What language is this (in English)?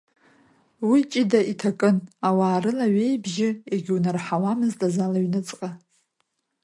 Abkhazian